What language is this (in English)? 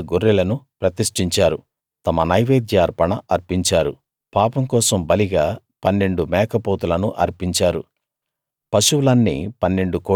Telugu